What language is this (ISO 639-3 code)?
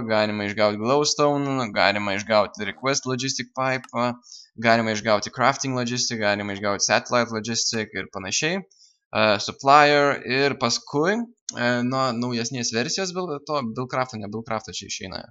lit